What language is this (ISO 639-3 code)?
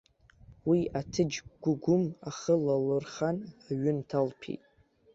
abk